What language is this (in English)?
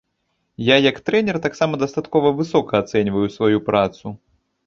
Belarusian